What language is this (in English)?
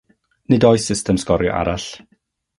Welsh